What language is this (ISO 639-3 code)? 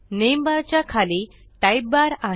mar